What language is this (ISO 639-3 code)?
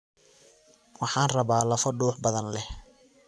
som